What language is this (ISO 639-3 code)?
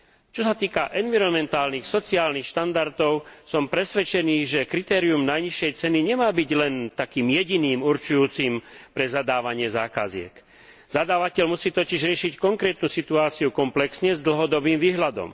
slk